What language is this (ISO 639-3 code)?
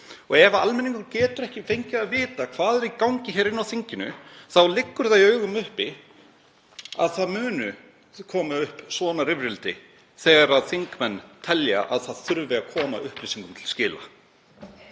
isl